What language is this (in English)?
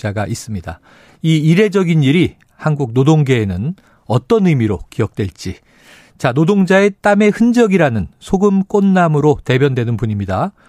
Korean